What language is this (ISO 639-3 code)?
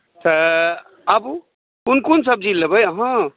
mai